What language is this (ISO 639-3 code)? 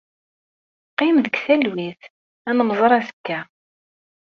kab